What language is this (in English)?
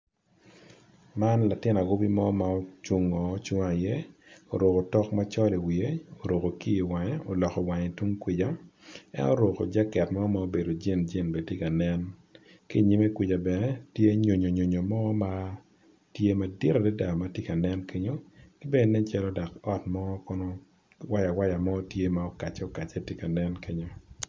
Acoli